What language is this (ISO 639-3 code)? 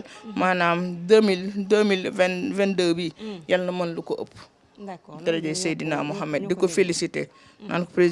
fra